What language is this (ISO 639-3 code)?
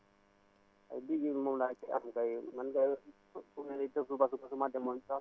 wol